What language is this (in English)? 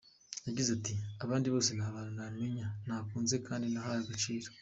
Kinyarwanda